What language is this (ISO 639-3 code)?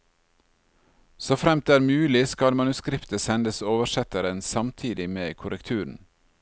nor